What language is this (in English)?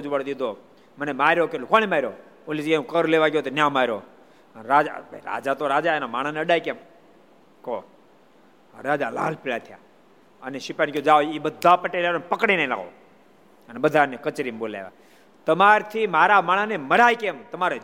Gujarati